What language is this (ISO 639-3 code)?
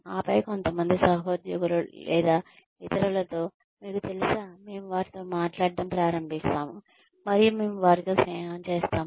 tel